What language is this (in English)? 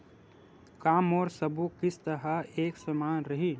Chhattisgarhi